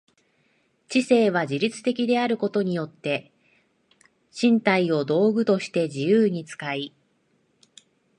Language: Japanese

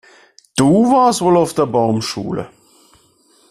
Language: German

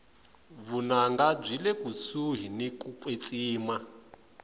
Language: Tsonga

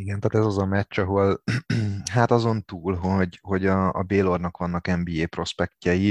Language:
Hungarian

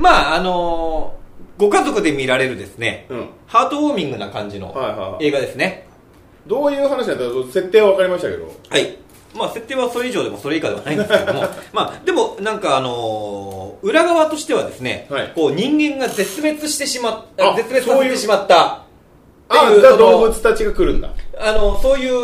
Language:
Japanese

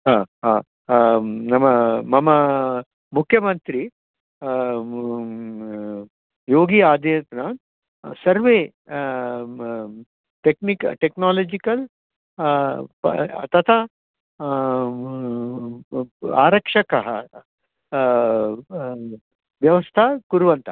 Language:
Sanskrit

